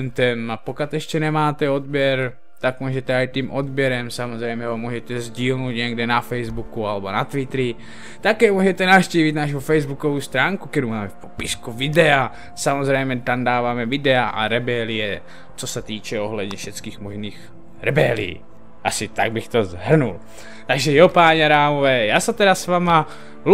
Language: Czech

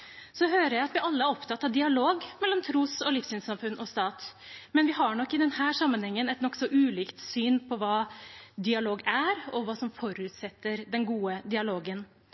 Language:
Norwegian Bokmål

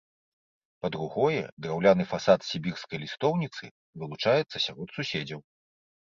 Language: Belarusian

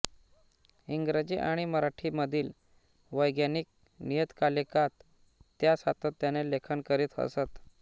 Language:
Marathi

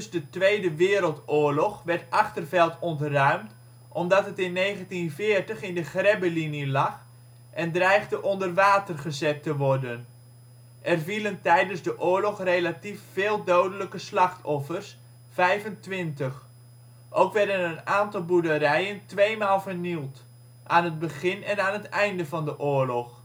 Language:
Dutch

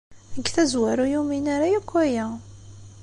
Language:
Kabyle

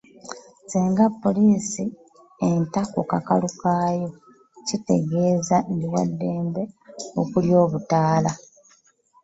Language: Ganda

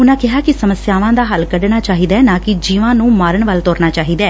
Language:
Punjabi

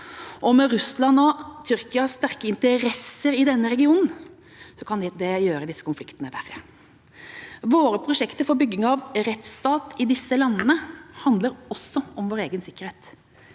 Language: Norwegian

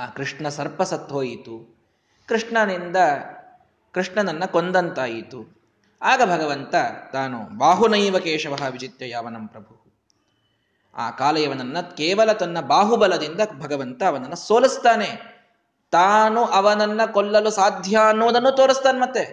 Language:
Kannada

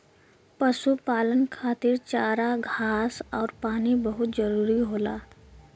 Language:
Bhojpuri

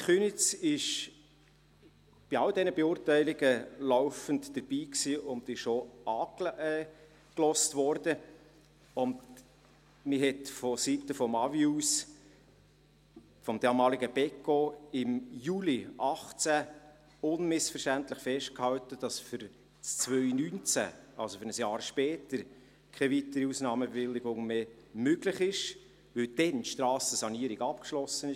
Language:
Swiss German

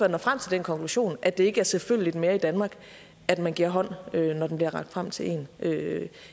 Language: Danish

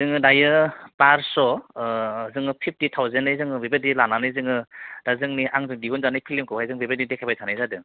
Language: Bodo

